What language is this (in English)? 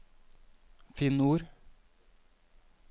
Norwegian